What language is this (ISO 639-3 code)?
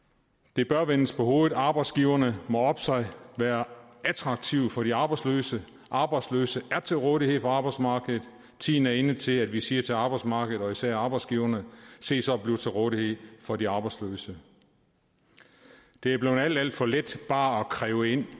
dan